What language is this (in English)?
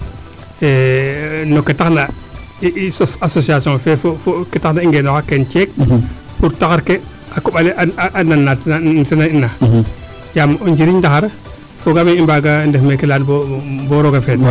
Serer